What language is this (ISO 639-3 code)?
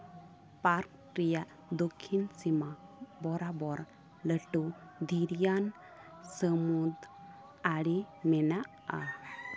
sat